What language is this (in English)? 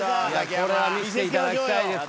Japanese